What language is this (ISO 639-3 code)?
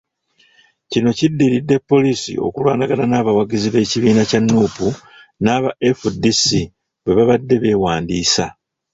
lug